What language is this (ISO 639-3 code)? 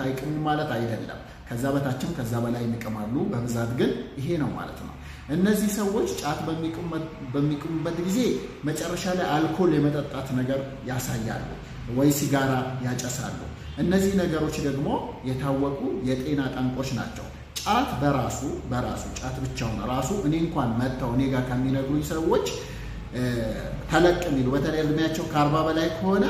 ara